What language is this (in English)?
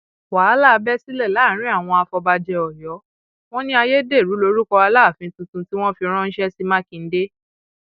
Yoruba